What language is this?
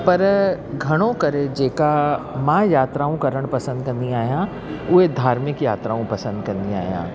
Sindhi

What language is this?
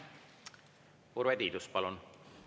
Estonian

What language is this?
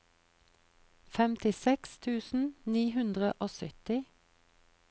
Norwegian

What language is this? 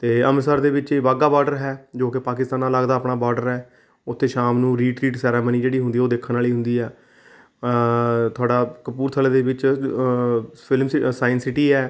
Punjabi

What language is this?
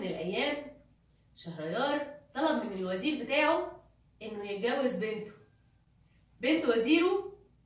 Arabic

